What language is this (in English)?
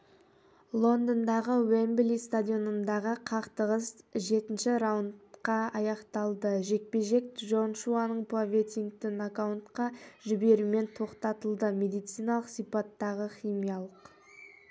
Kazakh